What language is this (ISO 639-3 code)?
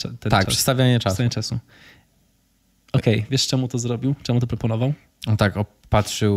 pol